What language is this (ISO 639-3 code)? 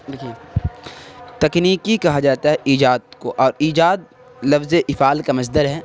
urd